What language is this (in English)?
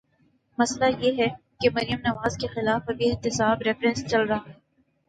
Urdu